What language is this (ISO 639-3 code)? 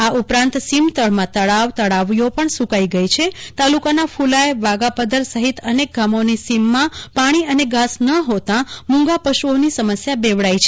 guj